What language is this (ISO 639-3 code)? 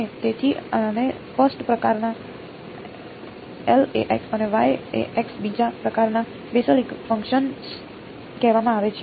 guj